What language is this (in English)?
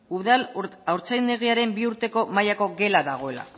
Basque